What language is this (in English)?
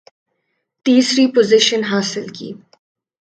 Urdu